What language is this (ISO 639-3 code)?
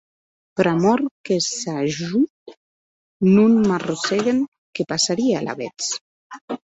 oci